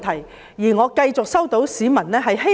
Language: Cantonese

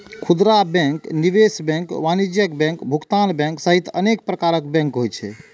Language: Maithili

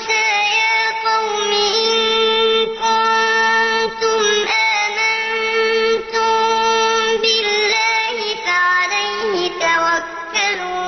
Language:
Arabic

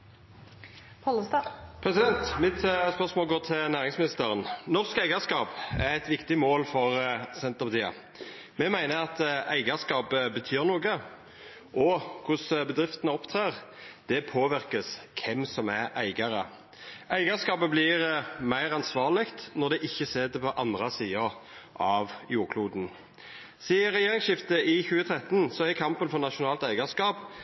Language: Norwegian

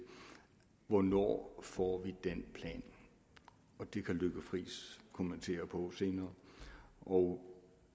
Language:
Danish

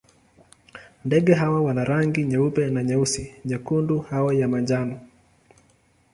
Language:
Swahili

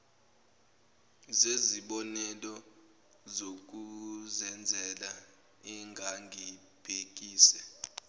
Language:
Zulu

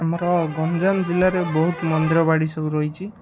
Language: Odia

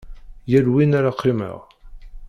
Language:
Kabyle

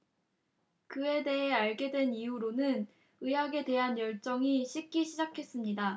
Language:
Korean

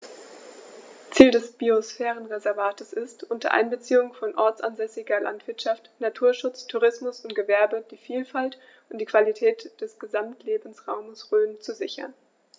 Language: German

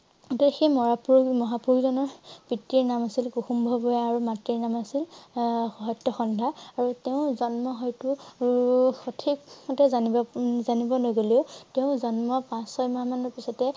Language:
Assamese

